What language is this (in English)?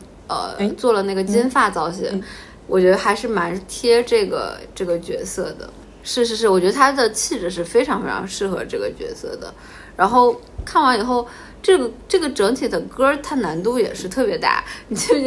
Chinese